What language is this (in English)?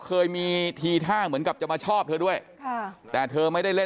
Thai